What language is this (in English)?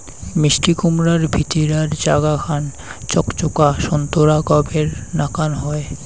Bangla